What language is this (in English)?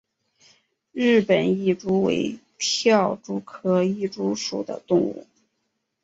Chinese